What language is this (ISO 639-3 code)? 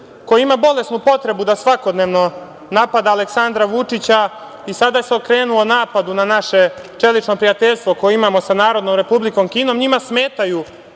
srp